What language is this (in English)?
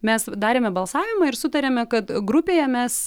Lithuanian